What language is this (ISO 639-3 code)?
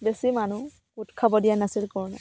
asm